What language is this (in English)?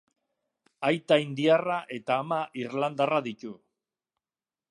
Basque